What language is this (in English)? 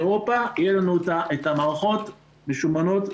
Hebrew